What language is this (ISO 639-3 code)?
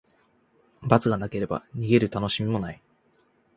jpn